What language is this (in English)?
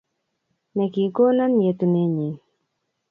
Kalenjin